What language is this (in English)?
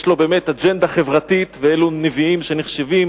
Hebrew